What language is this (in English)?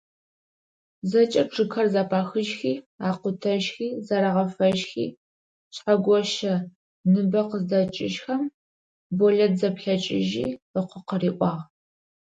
Adyghe